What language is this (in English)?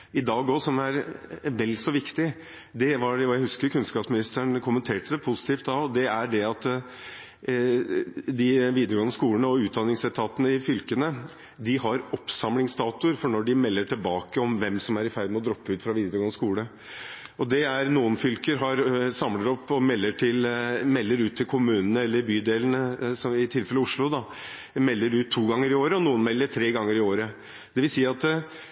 Norwegian Bokmål